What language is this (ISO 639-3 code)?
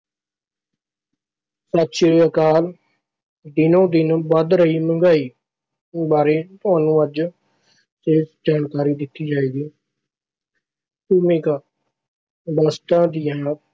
pan